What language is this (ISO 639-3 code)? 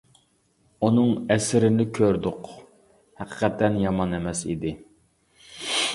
uig